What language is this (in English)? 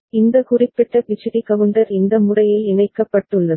Tamil